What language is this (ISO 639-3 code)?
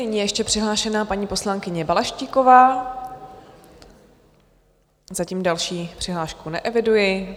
ces